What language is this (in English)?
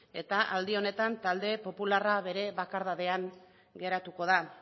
Basque